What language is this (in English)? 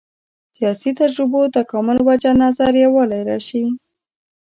Pashto